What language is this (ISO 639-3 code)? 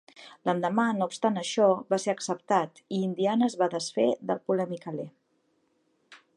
cat